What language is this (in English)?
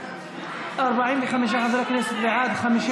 Hebrew